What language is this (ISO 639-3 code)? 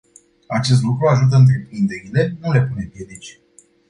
ron